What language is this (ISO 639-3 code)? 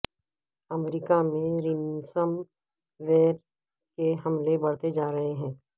urd